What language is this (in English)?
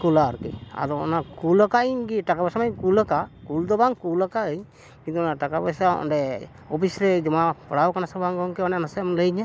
Santali